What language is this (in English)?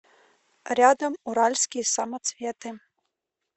Russian